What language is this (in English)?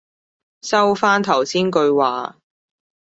Cantonese